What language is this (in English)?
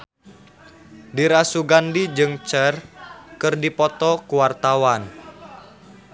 Sundanese